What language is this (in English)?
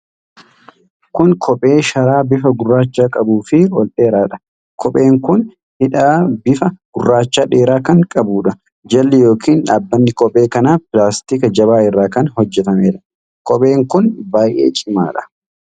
Oromo